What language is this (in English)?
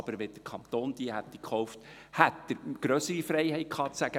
Swiss German